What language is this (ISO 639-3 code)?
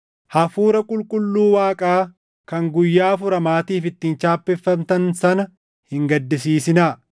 orm